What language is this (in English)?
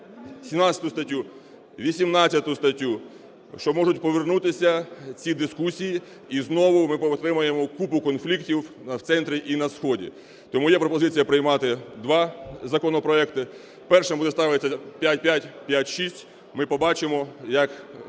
Ukrainian